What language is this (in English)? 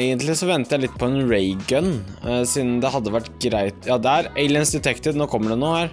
Norwegian